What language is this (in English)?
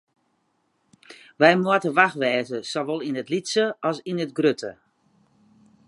Western Frisian